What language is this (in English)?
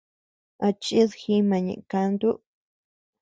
Tepeuxila Cuicatec